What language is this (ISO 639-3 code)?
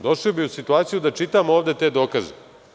srp